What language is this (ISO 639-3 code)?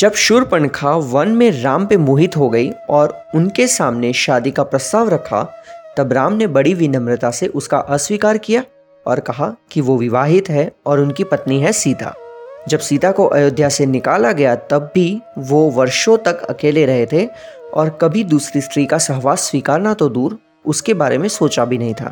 hin